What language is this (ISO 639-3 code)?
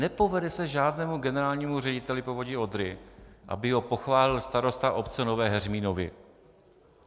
ces